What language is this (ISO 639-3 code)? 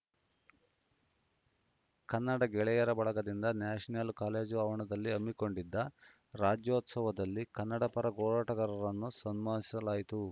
kan